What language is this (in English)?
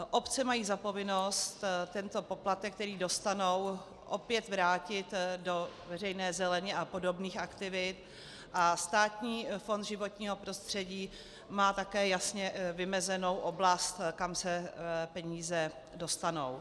Czech